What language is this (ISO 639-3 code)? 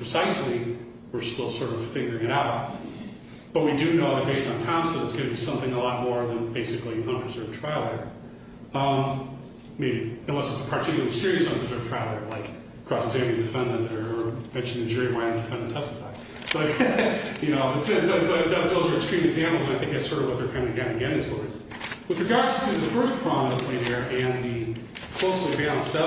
eng